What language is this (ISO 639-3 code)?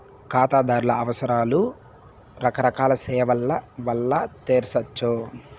tel